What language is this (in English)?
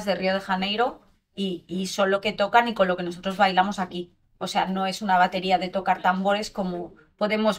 Spanish